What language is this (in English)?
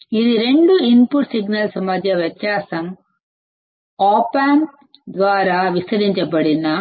Telugu